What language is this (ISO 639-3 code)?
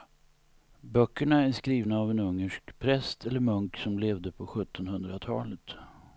swe